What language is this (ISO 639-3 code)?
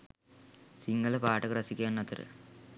sin